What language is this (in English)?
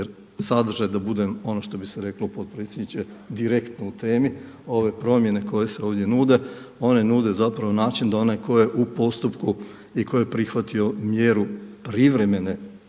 Croatian